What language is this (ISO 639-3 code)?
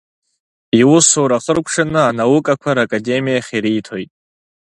abk